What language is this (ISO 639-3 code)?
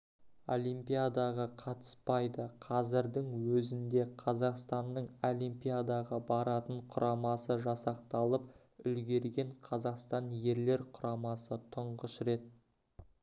kaz